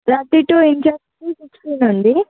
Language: Telugu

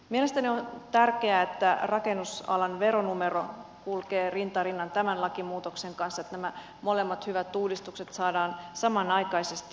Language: Finnish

